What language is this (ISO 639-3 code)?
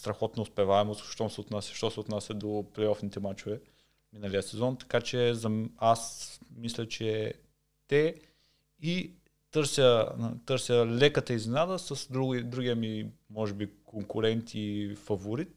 bul